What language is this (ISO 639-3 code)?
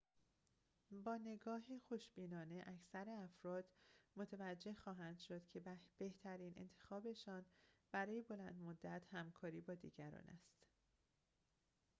fas